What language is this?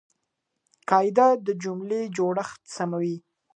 Pashto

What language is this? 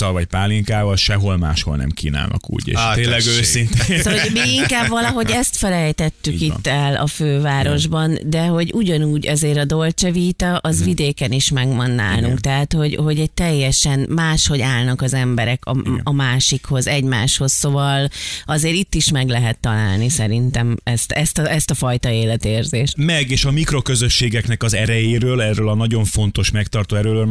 Hungarian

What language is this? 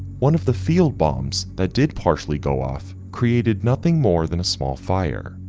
English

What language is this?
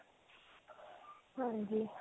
Punjabi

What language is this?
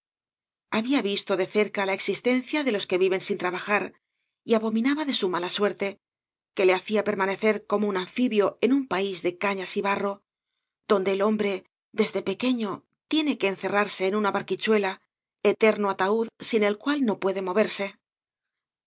Spanish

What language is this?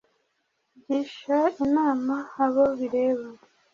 Kinyarwanda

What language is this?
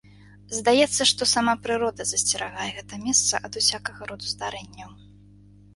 Belarusian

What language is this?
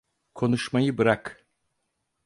Turkish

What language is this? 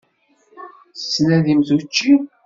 Kabyle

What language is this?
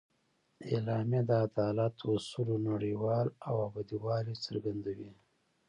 Pashto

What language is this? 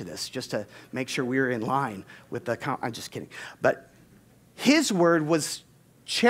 English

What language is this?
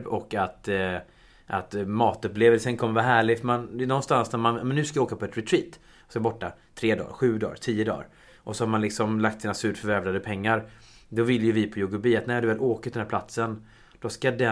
Swedish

